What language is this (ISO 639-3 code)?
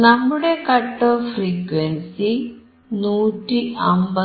mal